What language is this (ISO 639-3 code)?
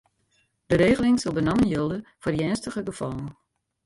fry